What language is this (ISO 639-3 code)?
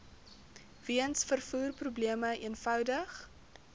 afr